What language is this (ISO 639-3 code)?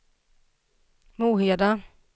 swe